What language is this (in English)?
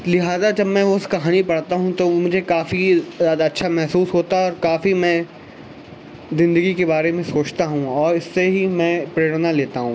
Urdu